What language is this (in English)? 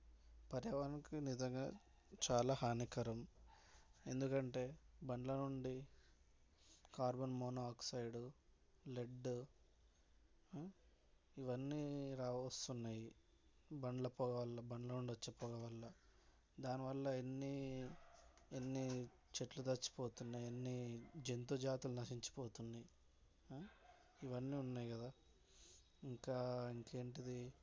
Telugu